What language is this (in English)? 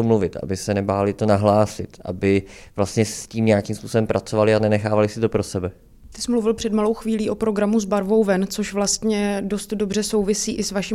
Czech